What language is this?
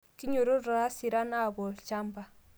Masai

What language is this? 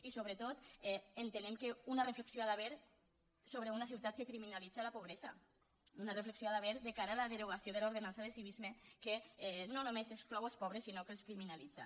Catalan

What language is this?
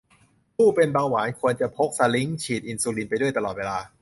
Thai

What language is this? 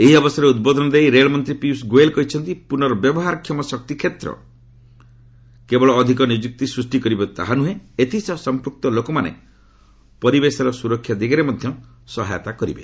Odia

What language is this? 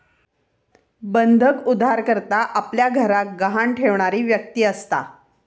Marathi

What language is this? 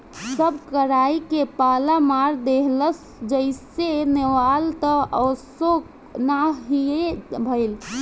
Bhojpuri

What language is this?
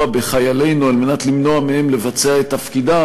Hebrew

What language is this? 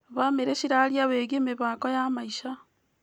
Kikuyu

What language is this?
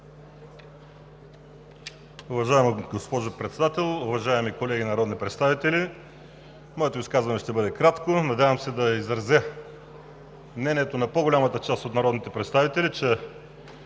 Bulgarian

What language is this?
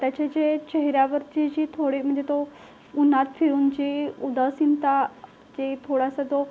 Marathi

